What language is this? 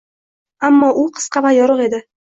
Uzbek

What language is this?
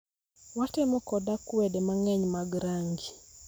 Luo (Kenya and Tanzania)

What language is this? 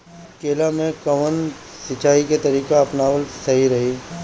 Bhojpuri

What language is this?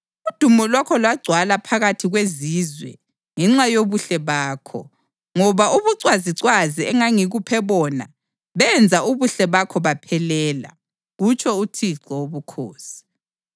North Ndebele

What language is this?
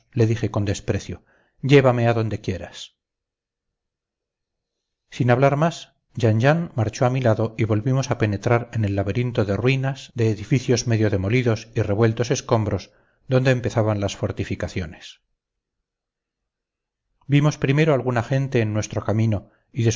Spanish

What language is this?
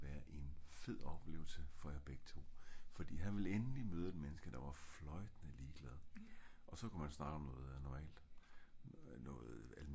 Danish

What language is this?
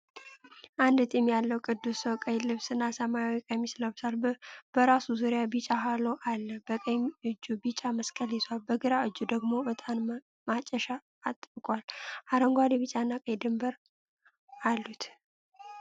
Amharic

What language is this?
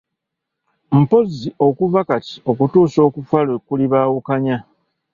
Ganda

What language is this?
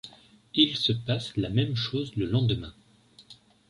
French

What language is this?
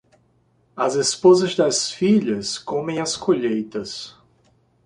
Portuguese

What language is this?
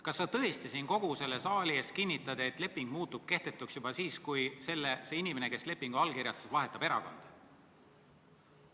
Estonian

